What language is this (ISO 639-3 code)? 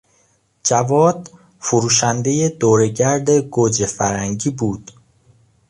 fas